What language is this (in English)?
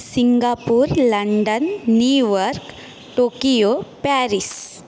Sanskrit